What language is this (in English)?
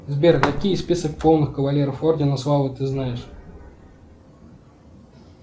Russian